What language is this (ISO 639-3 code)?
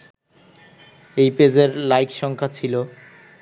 ben